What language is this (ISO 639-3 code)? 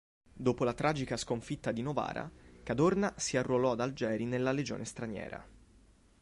ita